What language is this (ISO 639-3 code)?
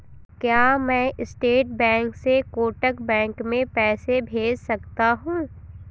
hin